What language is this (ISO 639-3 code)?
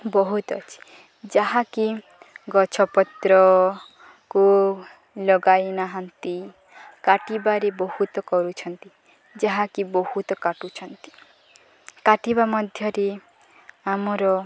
ori